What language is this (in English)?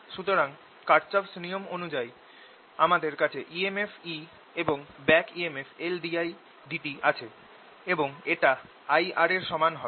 Bangla